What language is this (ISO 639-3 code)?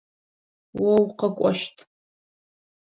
ady